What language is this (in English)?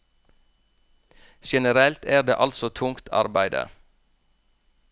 Norwegian